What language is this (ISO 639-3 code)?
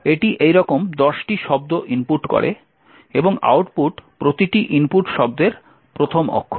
ben